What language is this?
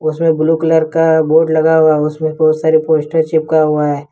Hindi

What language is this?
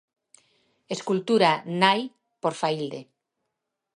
Galician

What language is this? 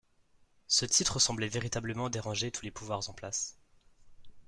French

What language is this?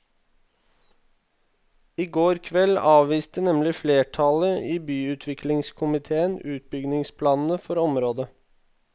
Norwegian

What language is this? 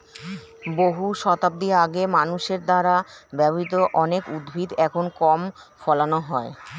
Bangla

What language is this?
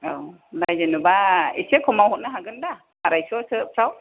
Bodo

